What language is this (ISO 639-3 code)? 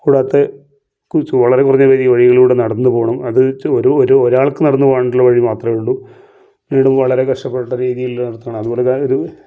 mal